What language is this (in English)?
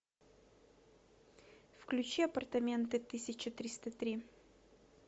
Russian